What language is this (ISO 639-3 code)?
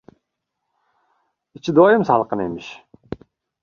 uzb